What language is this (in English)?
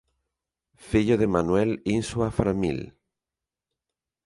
Galician